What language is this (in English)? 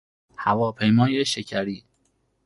Persian